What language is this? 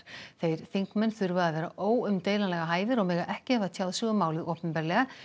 Icelandic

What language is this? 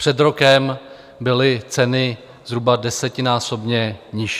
Czech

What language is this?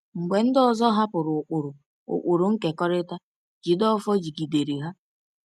Igbo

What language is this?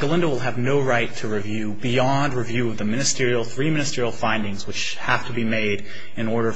English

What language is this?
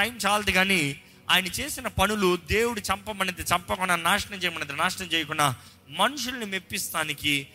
Telugu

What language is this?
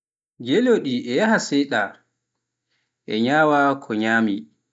Pular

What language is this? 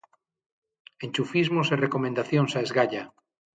Galician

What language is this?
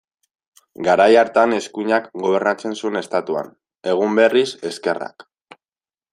Basque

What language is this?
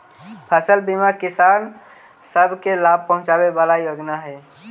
Magahi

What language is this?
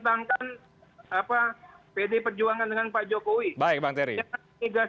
Indonesian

